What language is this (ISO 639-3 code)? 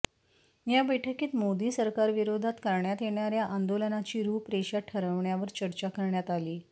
mar